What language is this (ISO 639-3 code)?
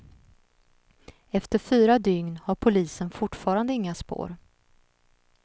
swe